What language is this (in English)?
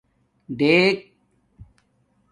Domaaki